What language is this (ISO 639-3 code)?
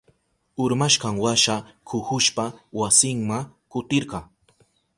qup